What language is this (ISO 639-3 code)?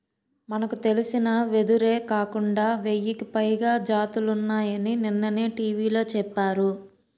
tel